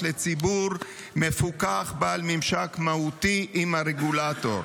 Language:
Hebrew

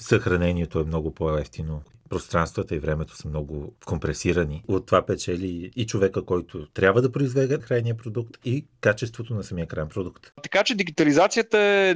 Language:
Bulgarian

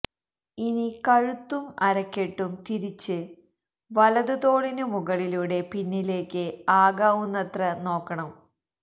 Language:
Malayalam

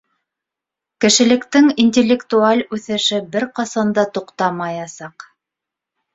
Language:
Bashkir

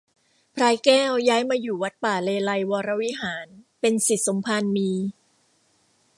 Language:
Thai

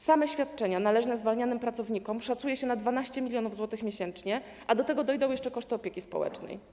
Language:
Polish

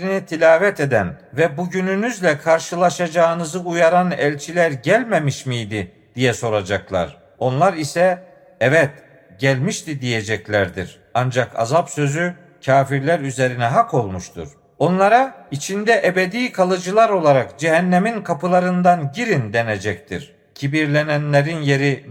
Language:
Turkish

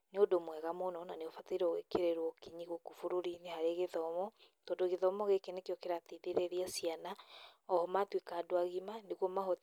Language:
Kikuyu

